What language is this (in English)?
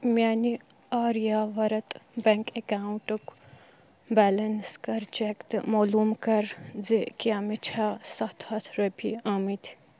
Kashmiri